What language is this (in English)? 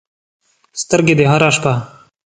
Pashto